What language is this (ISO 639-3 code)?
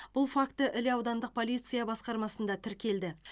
kaz